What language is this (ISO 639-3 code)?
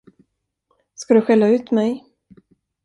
swe